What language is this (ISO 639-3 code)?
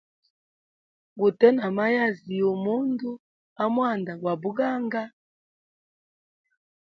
hem